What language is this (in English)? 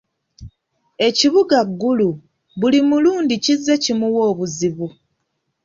Ganda